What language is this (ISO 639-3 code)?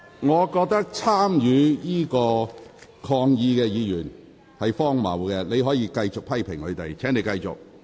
yue